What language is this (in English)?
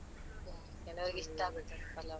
Kannada